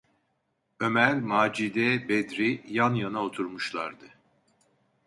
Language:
Turkish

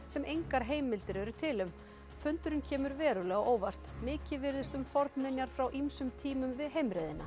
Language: Icelandic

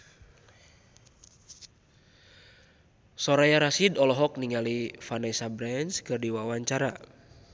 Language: Sundanese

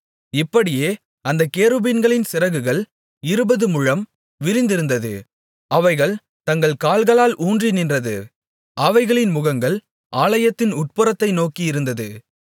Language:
Tamil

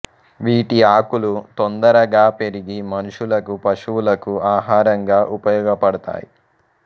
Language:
Telugu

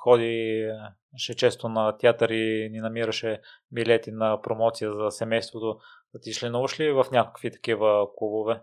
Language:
Bulgarian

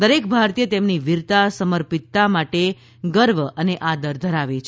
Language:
Gujarati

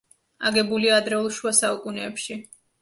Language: Georgian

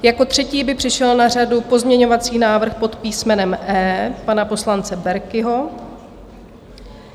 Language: Czech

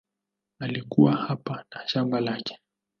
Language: Swahili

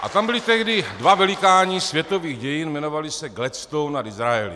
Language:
Czech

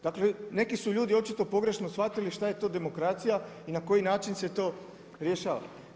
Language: Croatian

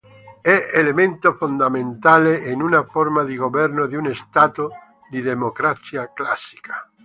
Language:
Italian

